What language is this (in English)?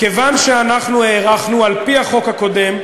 Hebrew